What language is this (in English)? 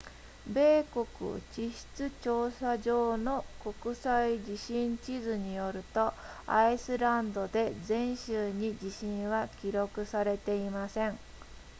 Japanese